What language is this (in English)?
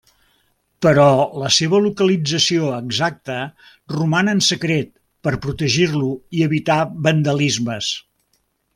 Catalan